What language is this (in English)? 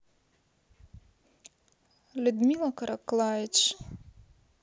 Russian